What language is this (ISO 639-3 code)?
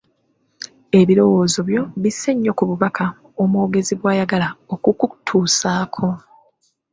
lug